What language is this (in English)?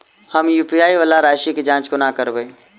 Maithili